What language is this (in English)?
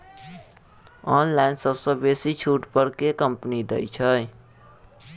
Maithili